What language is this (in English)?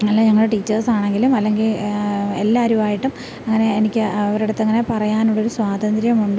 Malayalam